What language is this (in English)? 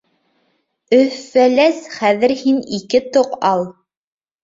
Bashkir